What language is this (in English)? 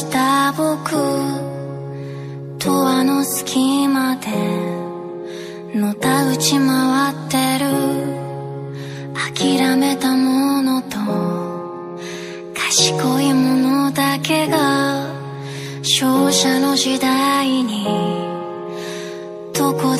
Korean